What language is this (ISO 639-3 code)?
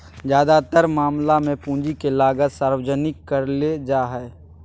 mag